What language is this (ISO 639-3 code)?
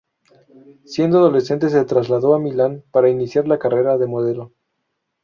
spa